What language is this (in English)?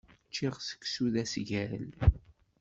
Kabyle